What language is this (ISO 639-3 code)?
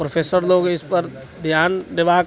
mai